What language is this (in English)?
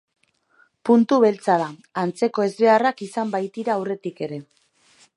Basque